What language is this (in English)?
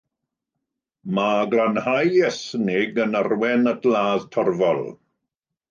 Welsh